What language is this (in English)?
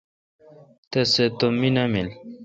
Kalkoti